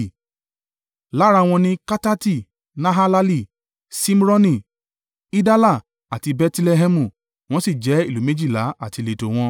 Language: Yoruba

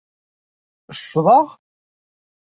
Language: Kabyle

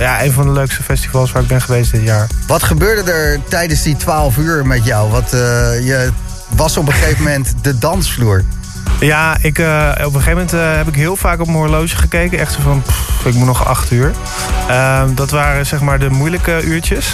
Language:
Dutch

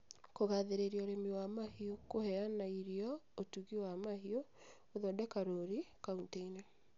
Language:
Kikuyu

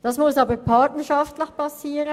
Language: Swiss German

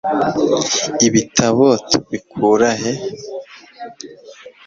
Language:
Kinyarwanda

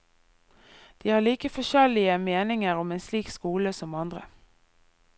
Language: Norwegian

